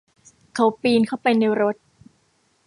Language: Thai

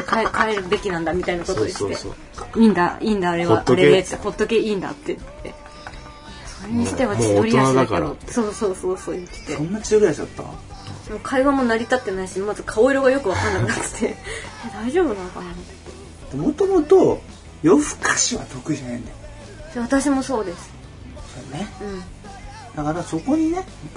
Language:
Japanese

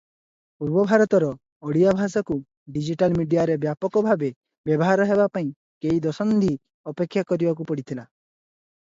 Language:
Odia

